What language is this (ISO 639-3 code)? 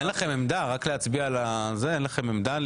heb